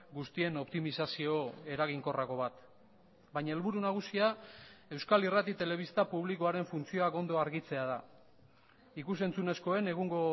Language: Basque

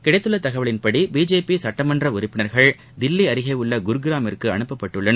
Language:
Tamil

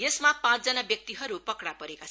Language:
Nepali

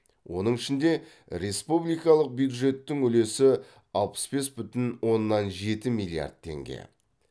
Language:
Kazakh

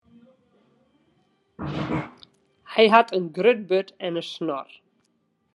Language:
Western Frisian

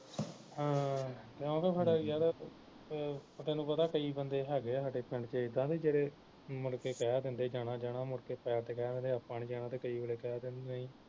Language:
Punjabi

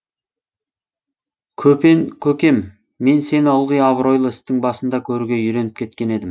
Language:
Kazakh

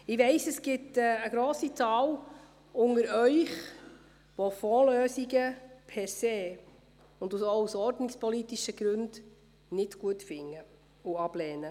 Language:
Swiss German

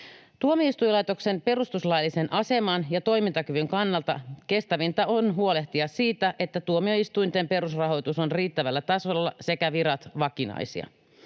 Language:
Finnish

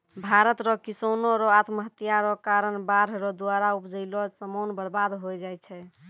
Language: Maithili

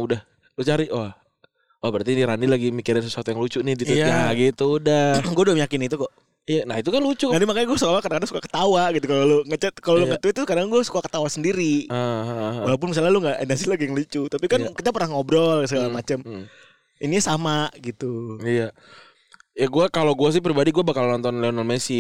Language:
Indonesian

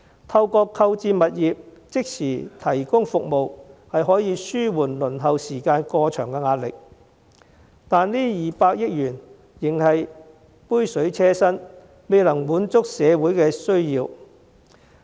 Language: Cantonese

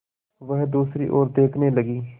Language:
Hindi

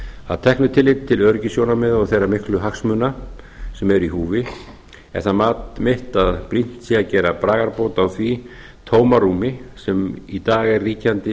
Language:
Icelandic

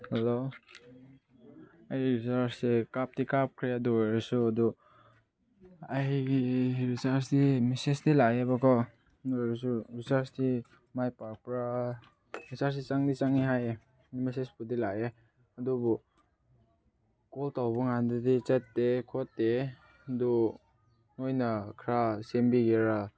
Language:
Manipuri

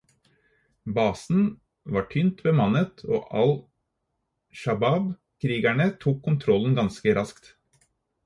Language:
Norwegian Bokmål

